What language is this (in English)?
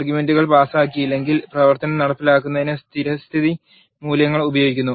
Malayalam